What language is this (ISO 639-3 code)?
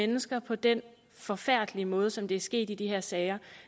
dan